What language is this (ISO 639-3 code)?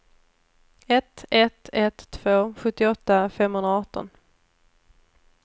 swe